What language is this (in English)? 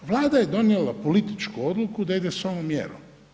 Croatian